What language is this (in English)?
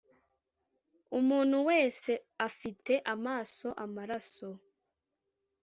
Kinyarwanda